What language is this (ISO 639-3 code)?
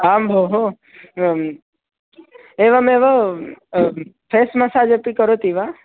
san